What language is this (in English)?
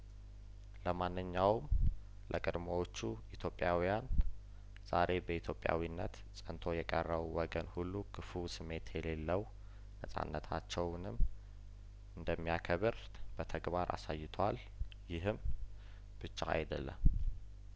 Amharic